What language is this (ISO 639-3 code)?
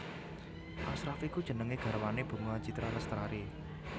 jav